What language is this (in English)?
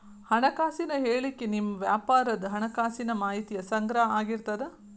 Kannada